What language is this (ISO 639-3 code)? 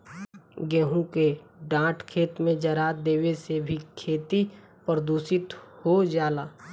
bho